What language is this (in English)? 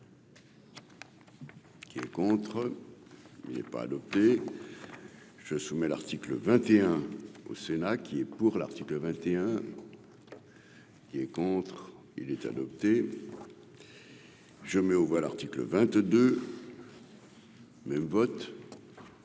French